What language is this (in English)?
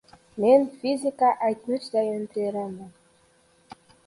Uzbek